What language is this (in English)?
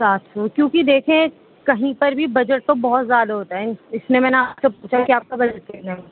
Urdu